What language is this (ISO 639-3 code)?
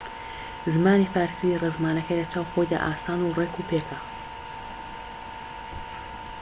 ckb